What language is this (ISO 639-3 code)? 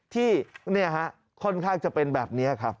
tha